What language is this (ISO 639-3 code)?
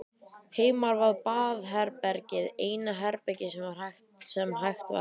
isl